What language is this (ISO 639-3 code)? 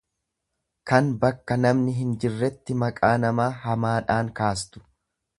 orm